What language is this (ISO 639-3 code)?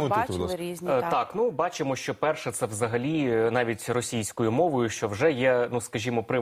ukr